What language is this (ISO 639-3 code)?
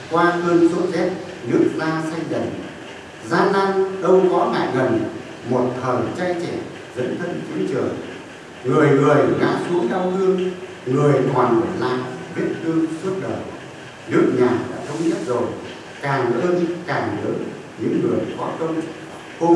vie